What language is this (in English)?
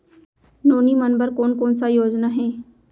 Chhattisgarhi